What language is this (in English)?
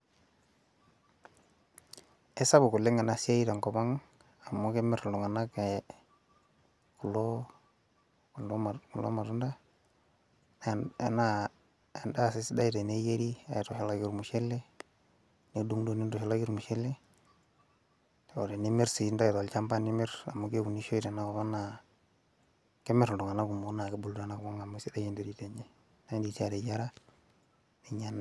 Masai